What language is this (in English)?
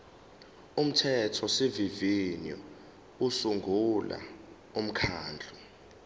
Zulu